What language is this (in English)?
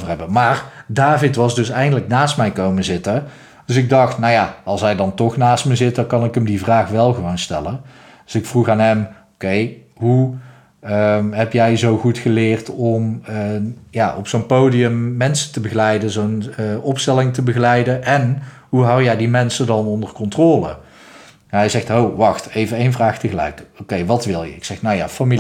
Dutch